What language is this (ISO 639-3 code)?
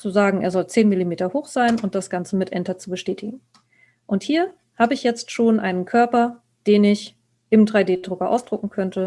deu